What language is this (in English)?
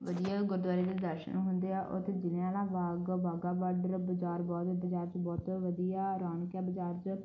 Punjabi